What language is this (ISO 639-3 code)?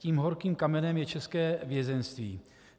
ces